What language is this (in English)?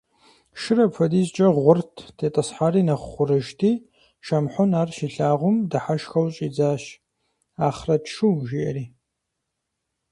Kabardian